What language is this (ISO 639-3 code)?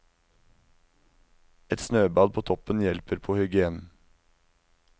nor